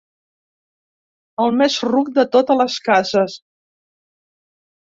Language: Catalan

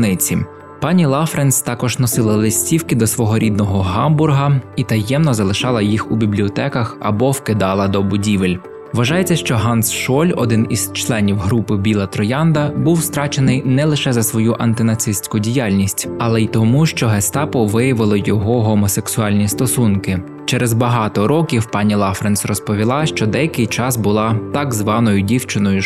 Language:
Ukrainian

